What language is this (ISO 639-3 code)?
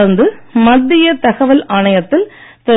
tam